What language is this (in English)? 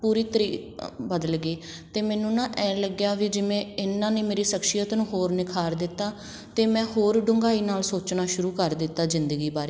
Punjabi